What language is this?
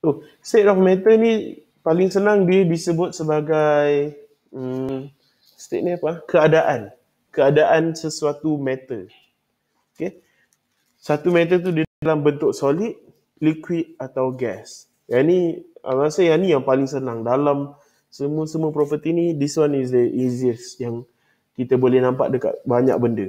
Malay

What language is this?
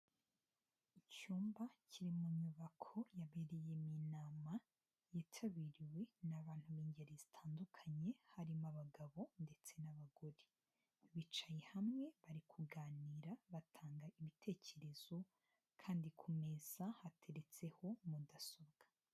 Kinyarwanda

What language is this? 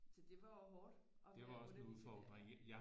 Danish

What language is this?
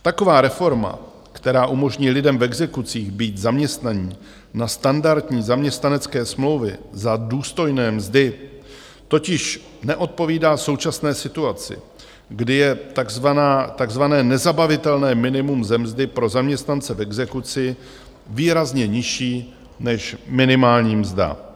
Czech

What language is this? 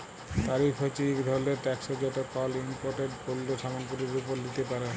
Bangla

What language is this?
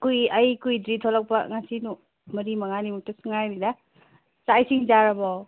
Manipuri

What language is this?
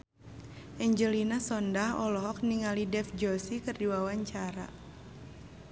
Sundanese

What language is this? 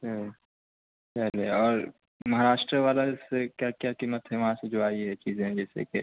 Urdu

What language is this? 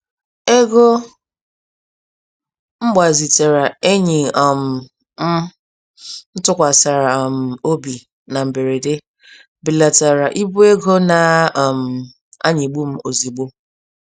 Igbo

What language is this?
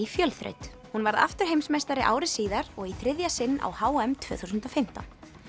Icelandic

